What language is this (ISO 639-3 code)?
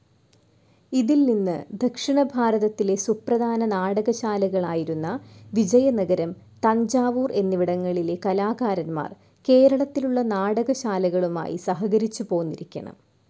mal